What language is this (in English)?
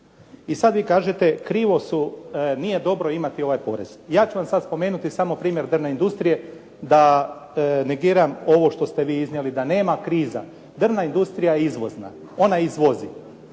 Croatian